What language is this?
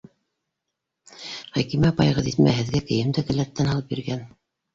Bashkir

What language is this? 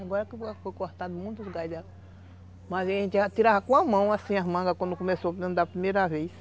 Portuguese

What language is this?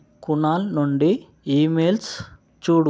Telugu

